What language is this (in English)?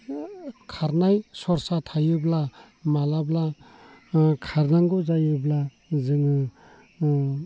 Bodo